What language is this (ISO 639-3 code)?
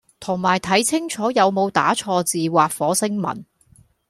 yue